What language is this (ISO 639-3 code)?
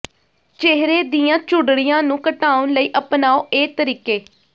pan